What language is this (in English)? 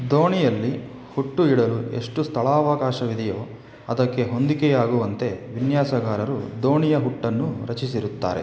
Kannada